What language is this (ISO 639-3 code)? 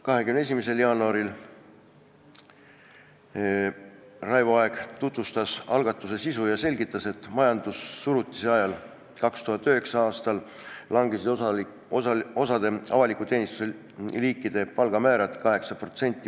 est